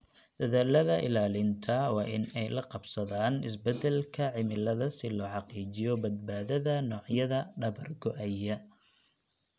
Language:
Somali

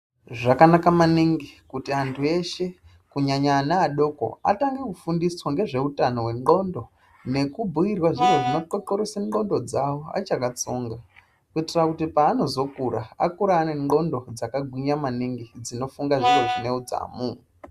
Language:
Ndau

